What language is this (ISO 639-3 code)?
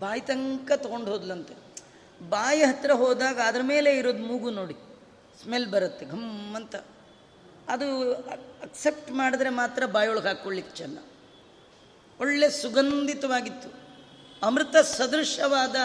kan